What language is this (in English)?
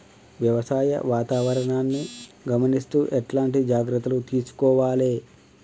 Telugu